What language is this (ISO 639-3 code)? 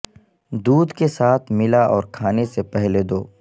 urd